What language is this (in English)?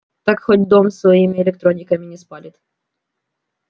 Russian